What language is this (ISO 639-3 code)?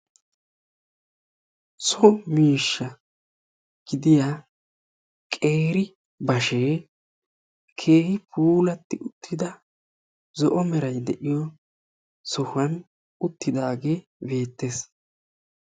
wal